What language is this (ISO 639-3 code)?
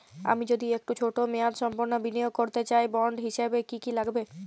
ben